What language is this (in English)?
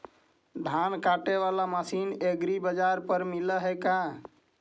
Magahi